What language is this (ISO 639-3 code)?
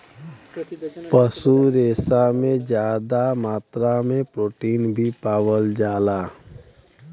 bho